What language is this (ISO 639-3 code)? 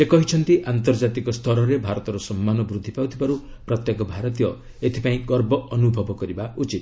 ori